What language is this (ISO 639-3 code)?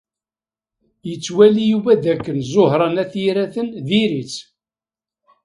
kab